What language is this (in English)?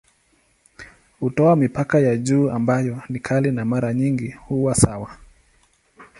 Swahili